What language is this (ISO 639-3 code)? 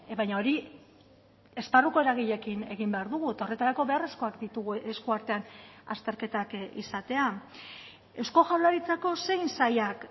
eus